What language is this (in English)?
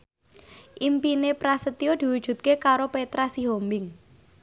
Javanese